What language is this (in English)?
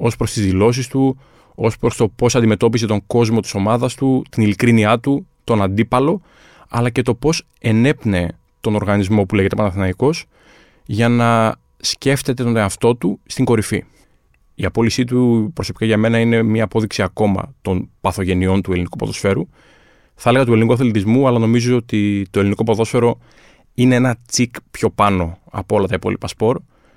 Greek